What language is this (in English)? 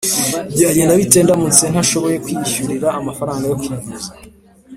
Kinyarwanda